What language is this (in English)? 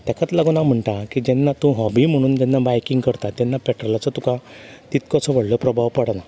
Konkani